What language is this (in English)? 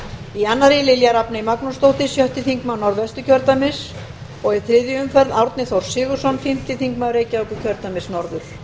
Icelandic